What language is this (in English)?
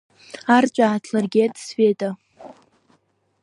Abkhazian